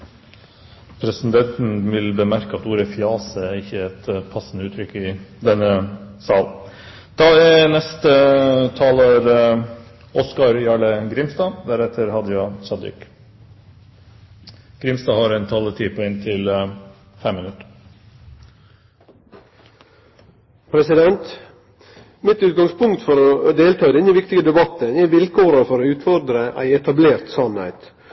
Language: Norwegian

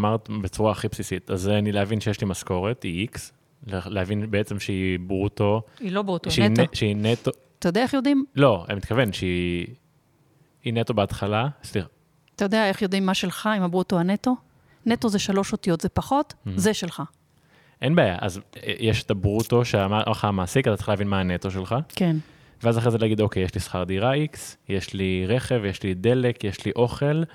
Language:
Hebrew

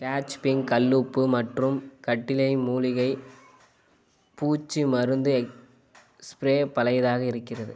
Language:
Tamil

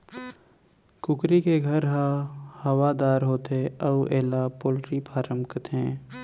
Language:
Chhattisgarhi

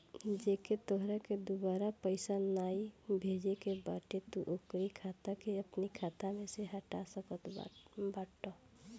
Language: Bhojpuri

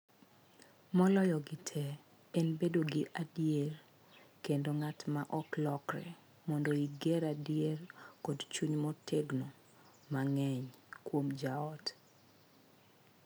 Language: Luo (Kenya and Tanzania)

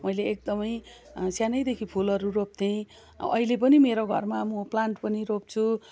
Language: Nepali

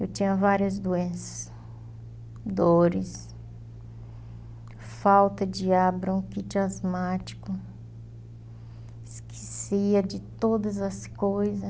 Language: Portuguese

